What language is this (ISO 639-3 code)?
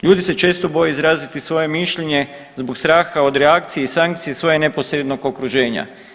hrv